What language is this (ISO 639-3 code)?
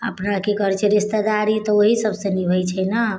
mai